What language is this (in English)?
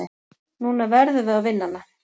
Icelandic